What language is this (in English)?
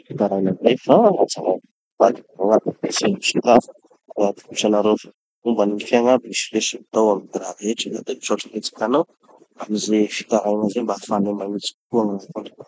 Tanosy Malagasy